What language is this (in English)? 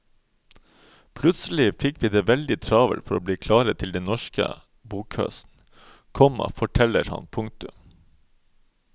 Norwegian